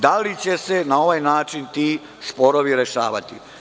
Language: Serbian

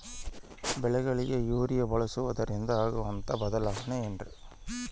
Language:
Kannada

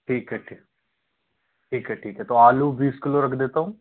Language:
Hindi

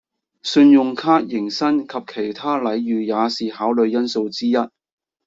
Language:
Cantonese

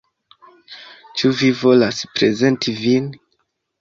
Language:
Esperanto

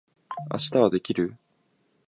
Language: Japanese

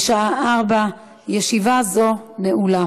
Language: Hebrew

